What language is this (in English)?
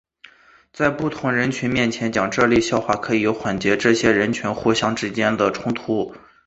Chinese